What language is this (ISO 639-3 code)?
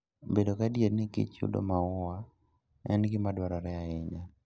luo